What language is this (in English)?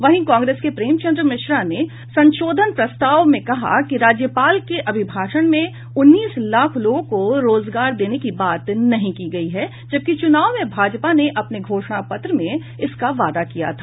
Hindi